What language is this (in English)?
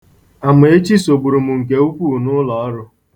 Igbo